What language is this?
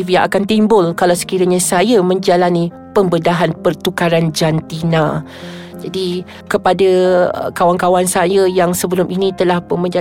Malay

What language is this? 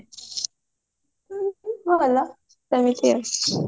Odia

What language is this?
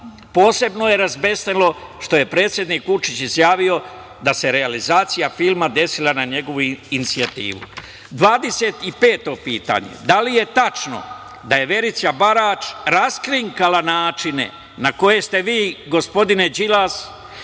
Serbian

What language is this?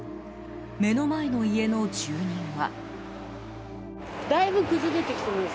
Japanese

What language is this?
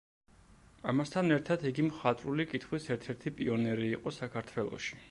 Georgian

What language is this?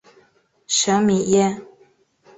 Chinese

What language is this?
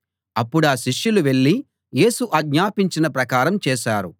Telugu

